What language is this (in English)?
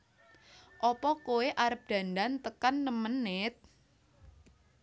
Javanese